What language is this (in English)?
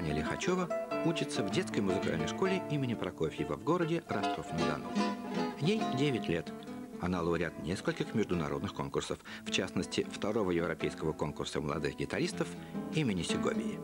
Russian